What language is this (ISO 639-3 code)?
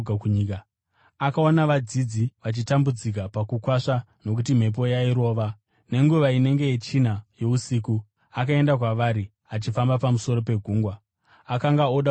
sna